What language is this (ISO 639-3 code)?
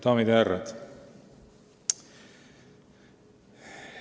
est